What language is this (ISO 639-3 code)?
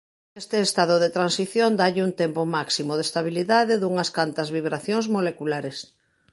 glg